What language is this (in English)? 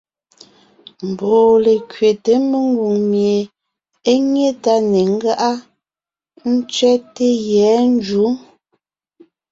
Ngiemboon